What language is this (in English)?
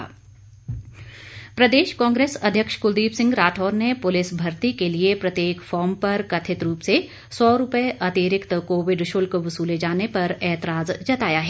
Hindi